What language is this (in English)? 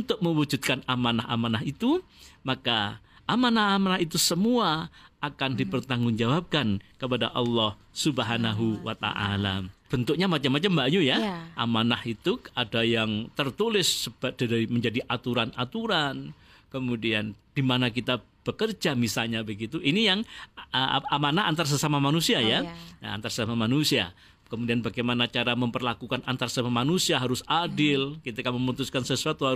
Indonesian